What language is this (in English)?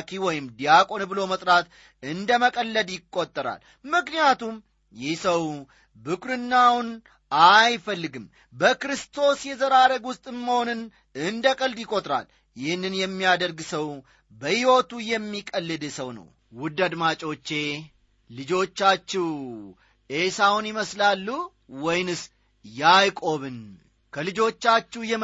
Amharic